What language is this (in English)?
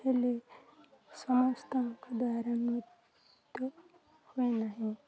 Odia